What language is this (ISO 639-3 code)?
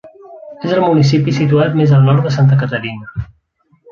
cat